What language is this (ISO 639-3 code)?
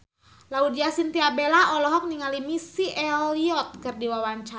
sun